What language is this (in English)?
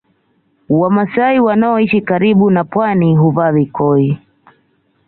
Swahili